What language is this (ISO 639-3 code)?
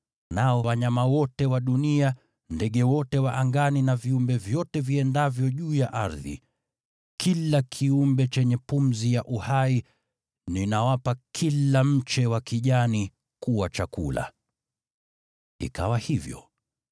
swa